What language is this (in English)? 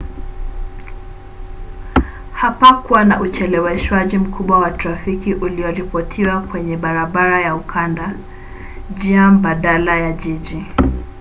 Swahili